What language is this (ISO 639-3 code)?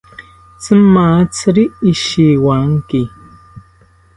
cpy